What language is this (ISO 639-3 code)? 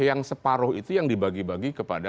ind